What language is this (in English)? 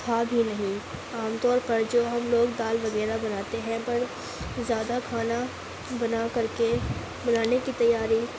Urdu